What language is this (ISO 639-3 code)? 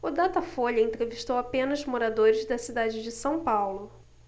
por